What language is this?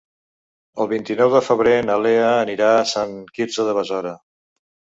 Catalan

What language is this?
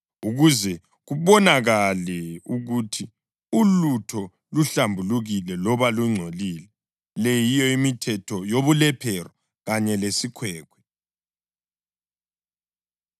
North Ndebele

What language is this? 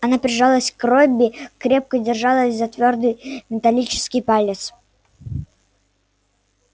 Russian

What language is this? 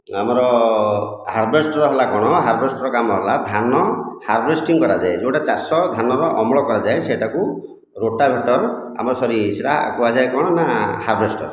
Odia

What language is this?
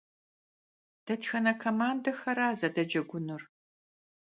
Kabardian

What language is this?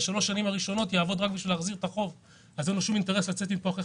Hebrew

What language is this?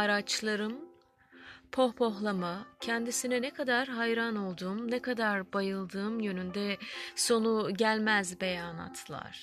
Turkish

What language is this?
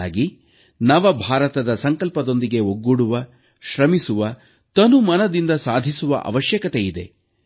Kannada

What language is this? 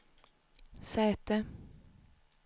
Swedish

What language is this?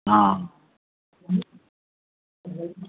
Maithili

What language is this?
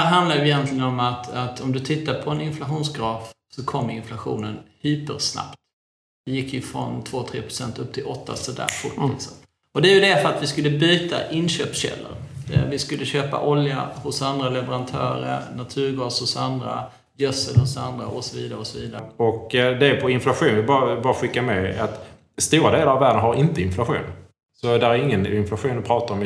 Swedish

